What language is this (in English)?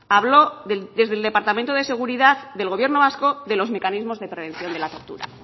Spanish